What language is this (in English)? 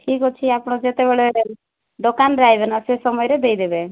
Odia